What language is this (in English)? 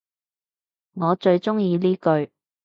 Cantonese